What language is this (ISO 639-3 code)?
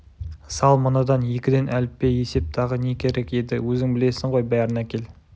kaz